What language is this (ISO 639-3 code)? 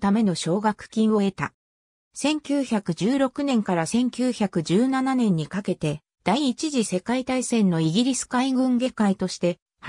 jpn